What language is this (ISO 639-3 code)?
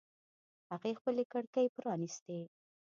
pus